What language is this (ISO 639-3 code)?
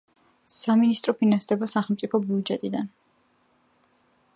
kat